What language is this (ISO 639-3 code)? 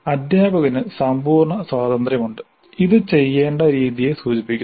mal